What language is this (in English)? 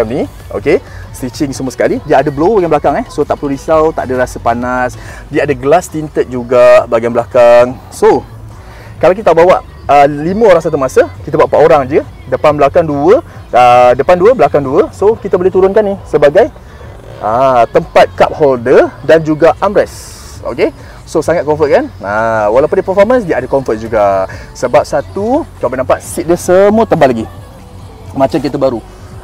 Malay